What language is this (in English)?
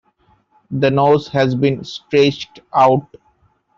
English